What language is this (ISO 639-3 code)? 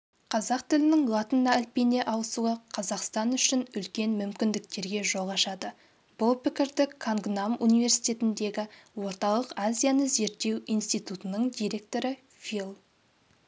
kaz